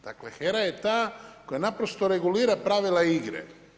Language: Croatian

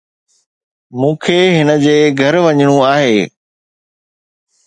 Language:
Sindhi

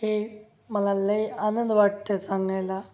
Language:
Marathi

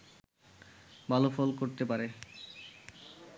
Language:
Bangla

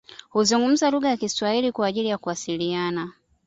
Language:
Swahili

